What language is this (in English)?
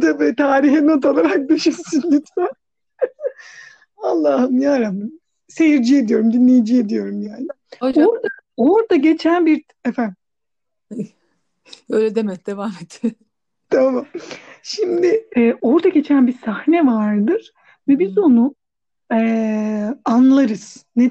Turkish